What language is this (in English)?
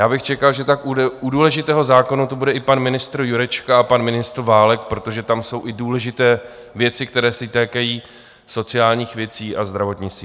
Czech